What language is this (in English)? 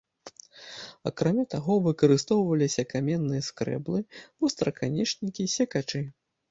Belarusian